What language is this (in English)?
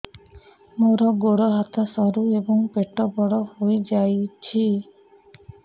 Odia